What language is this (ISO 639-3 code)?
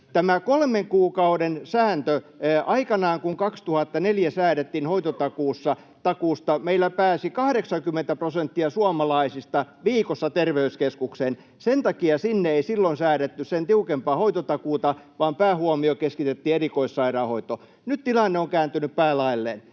fin